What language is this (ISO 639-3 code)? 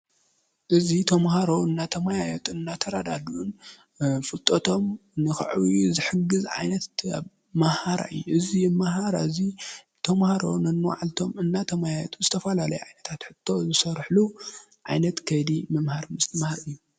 tir